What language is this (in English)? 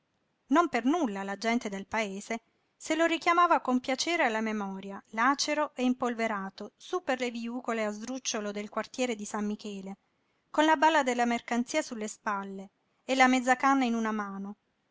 Italian